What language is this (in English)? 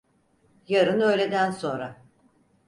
Turkish